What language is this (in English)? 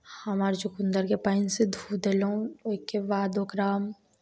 Maithili